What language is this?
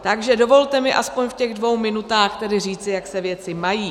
Czech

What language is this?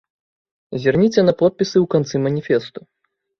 Belarusian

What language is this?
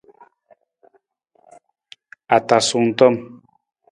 Nawdm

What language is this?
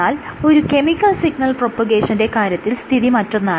Malayalam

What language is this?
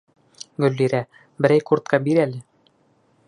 Bashkir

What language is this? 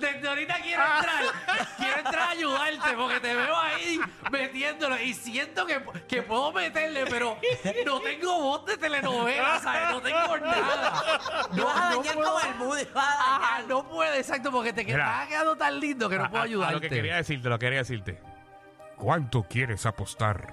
Spanish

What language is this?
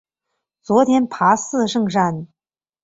Chinese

